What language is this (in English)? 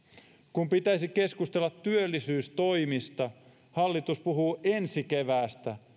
Finnish